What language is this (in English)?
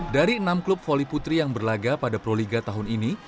Indonesian